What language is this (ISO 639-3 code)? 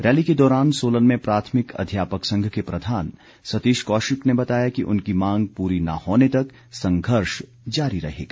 hin